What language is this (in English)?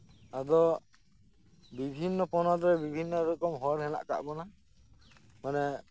Santali